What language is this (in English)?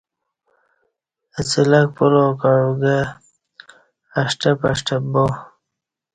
Kati